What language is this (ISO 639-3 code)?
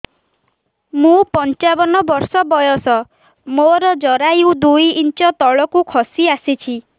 ori